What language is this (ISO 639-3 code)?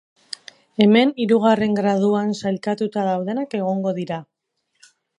eus